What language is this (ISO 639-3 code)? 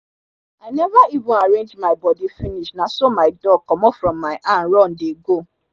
pcm